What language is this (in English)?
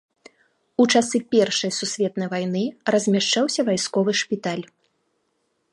Belarusian